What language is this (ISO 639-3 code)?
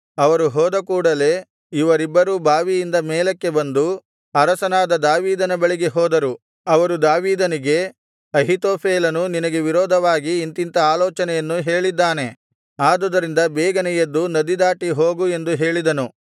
kan